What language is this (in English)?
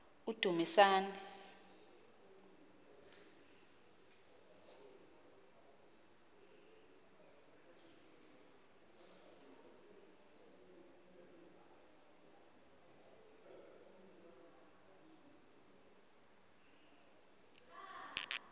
Xhosa